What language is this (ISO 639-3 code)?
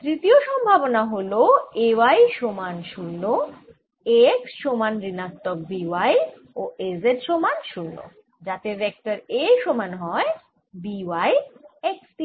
ben